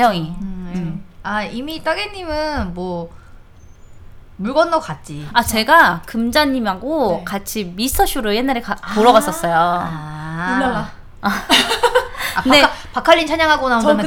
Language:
Korean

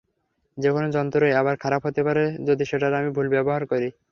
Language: Bangla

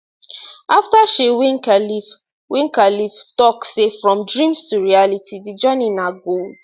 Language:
Nigerian Pidgin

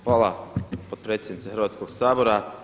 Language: Croatian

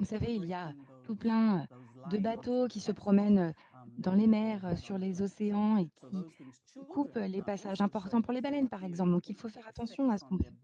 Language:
French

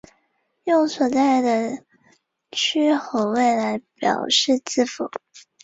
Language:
Chinese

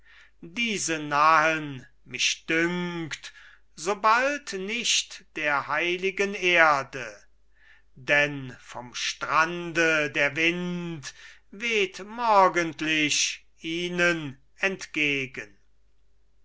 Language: German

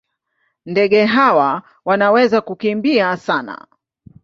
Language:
Swahili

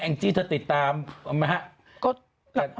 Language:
Thai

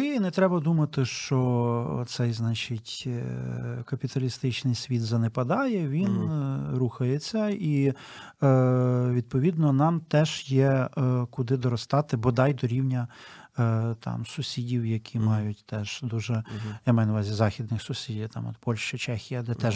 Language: Ukrainian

